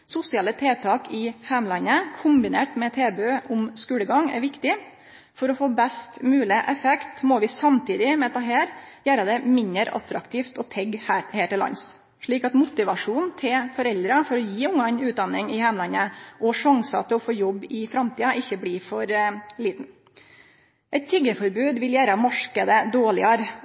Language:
Norwegian Nynorsk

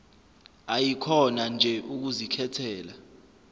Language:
Zulu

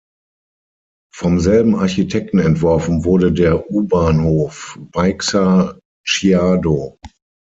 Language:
German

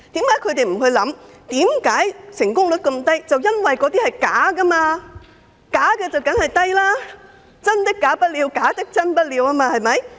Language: Cantonese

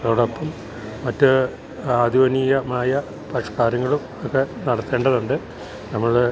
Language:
Malayalam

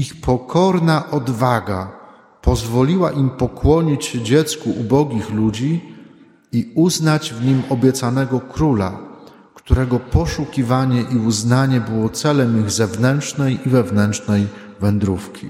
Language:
Polish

